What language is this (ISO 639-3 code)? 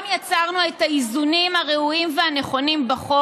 heb